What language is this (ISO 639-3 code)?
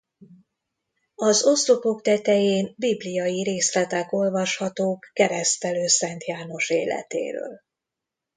hun